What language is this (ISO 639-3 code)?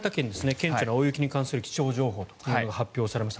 jpn